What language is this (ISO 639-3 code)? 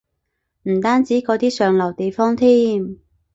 yue